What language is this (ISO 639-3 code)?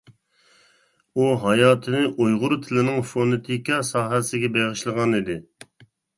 uig